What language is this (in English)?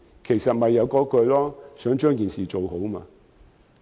Cantonese